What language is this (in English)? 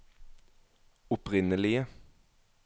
Norwegian